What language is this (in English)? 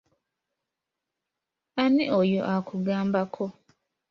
Ganda